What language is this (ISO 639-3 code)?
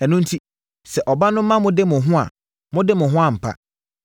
aka